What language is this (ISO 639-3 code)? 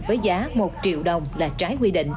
vie